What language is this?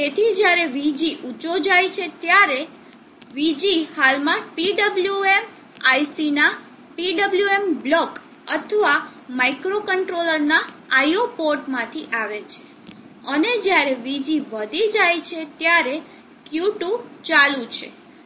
Gujarati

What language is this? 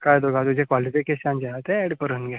Konkani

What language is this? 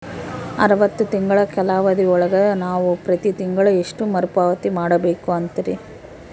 Kannada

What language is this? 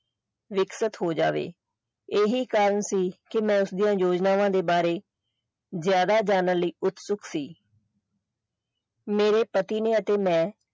Punjabi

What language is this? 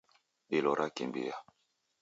Taita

